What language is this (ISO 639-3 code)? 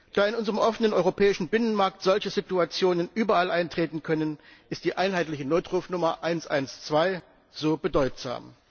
deu